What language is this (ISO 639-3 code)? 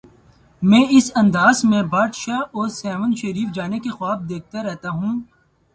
urd